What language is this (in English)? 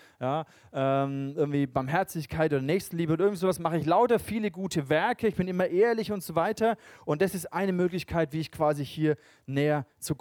German